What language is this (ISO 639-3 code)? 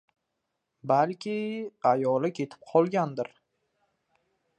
uzb